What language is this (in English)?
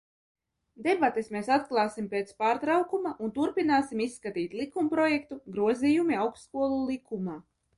Latvian